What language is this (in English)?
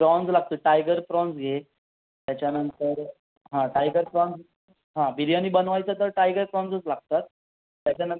Marathi